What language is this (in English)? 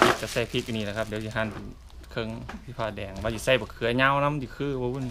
Thai